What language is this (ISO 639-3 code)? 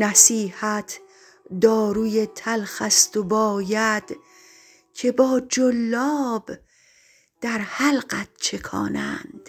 fas